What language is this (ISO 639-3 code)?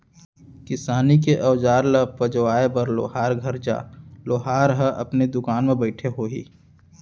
hne